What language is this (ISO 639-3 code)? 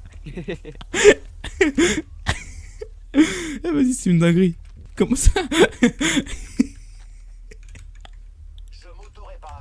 fra